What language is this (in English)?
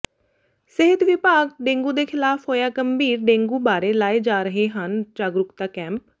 Punjabi